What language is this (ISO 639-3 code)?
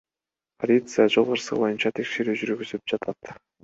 kir